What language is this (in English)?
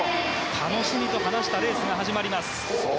Japanese